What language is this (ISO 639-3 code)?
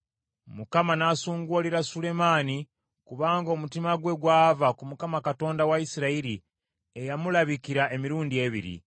lug